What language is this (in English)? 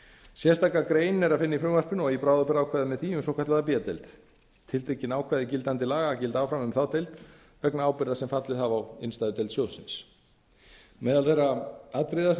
Icelandic